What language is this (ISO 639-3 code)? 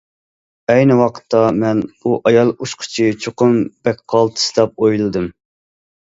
uig